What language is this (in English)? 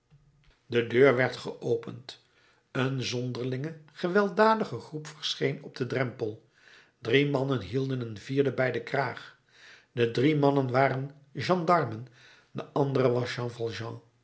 Dutch